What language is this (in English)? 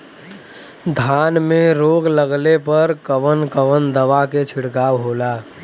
Bhojpuri